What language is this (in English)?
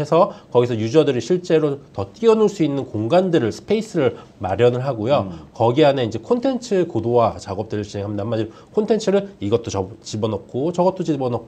Korean